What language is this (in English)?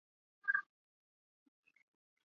Chinese